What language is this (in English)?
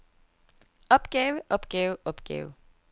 Danish